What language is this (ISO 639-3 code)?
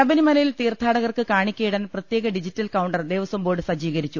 mal